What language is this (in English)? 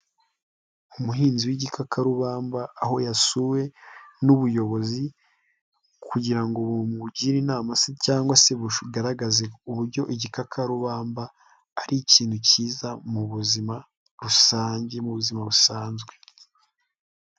Kinyarwanda